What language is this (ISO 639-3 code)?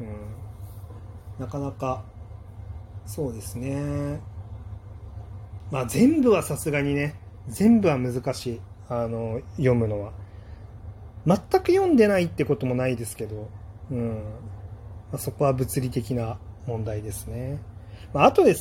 jpn